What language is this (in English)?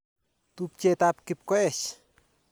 Kalenjin